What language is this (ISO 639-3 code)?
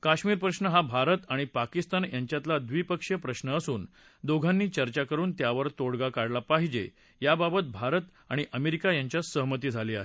mar